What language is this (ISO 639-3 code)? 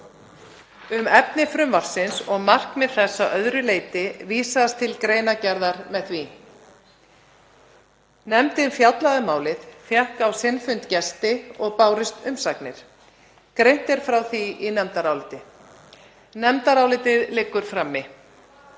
isl